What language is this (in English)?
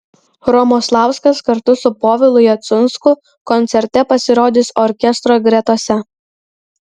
Lithuanian